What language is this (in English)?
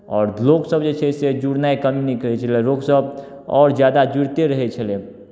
Maithili